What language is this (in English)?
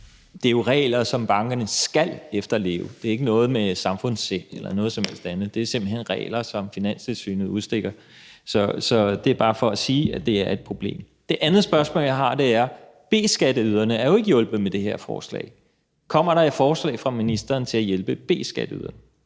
Danish